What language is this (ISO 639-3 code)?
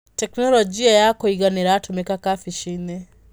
kik